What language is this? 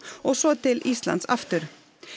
Icelandic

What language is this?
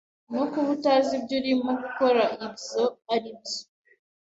Kinyarwanda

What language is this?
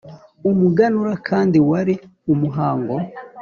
Kinyarwanda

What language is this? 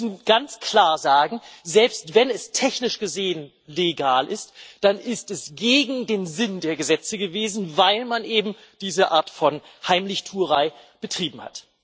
German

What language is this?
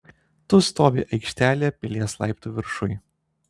Lithuanian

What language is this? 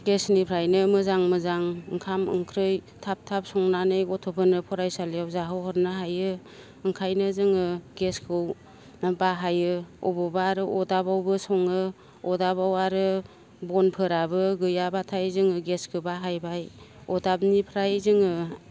Bodo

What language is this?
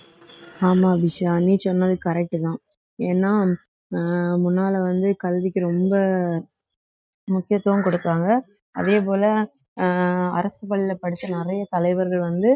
Tamil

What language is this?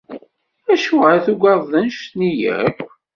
Kabyle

